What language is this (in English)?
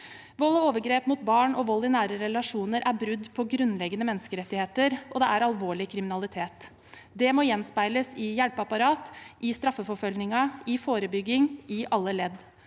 Norwegian